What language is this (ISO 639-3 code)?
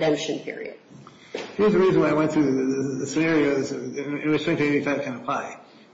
eng